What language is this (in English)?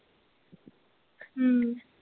Punjabi